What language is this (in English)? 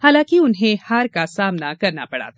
Hindi